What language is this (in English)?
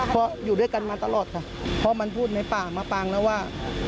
Thai